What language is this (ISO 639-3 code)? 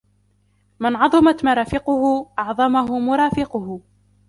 ara